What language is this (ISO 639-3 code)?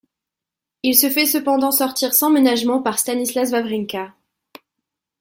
fra